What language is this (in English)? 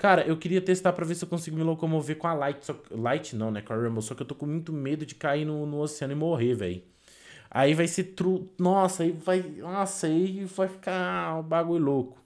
Portuguese